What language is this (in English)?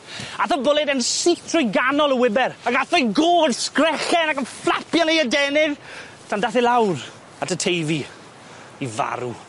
Welsh